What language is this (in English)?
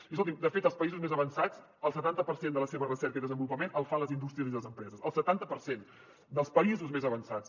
Catalan